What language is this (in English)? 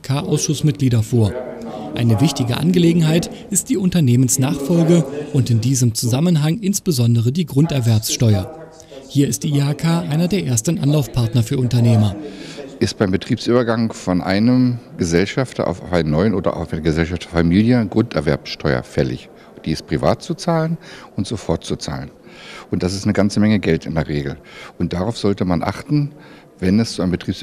German